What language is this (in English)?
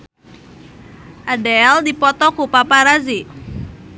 Sundanese